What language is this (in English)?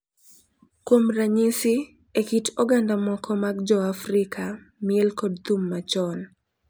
Luo (Kenya and Tanzania)